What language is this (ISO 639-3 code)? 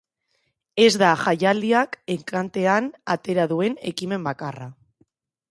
eus